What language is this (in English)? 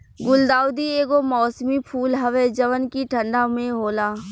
Bhojpuri